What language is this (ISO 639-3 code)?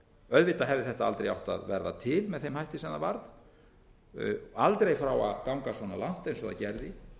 isl